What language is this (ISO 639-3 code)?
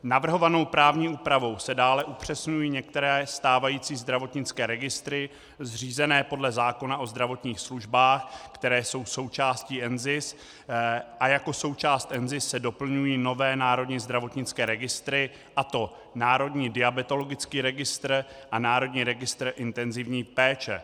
ces